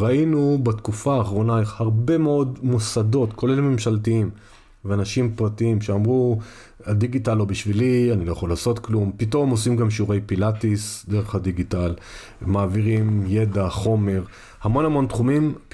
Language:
Hebrew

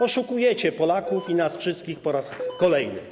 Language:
Polish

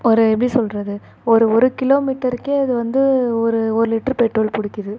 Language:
Tamil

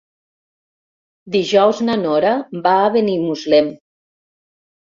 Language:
Catalan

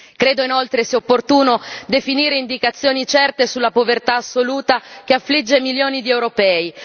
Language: Italian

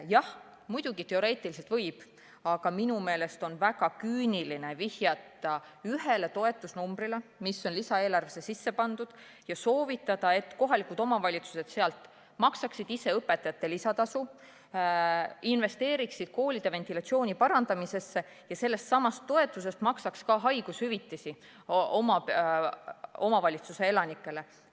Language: Estonian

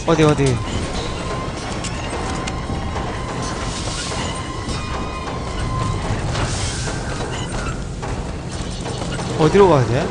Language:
Korean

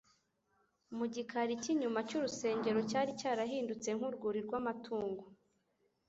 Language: Kinyarwanda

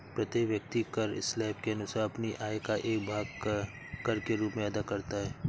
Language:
Hindi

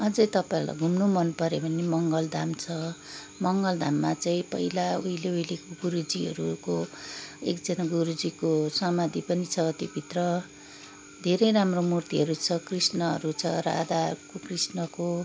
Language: Nepali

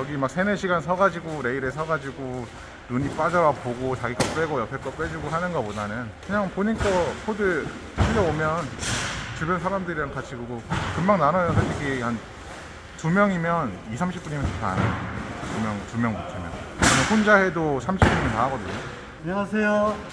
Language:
Korean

